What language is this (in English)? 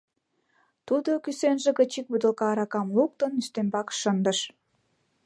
Mari